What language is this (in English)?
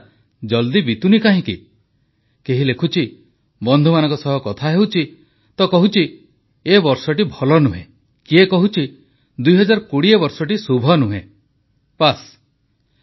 Odia